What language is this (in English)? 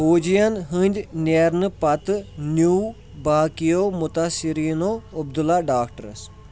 Kashmiri